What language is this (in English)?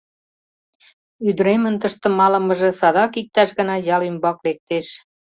Mari